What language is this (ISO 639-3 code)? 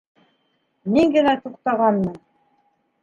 bak